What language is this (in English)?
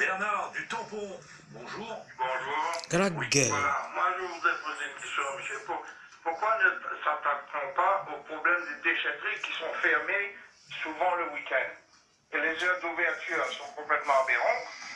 French